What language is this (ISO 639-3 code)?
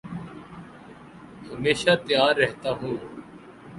urd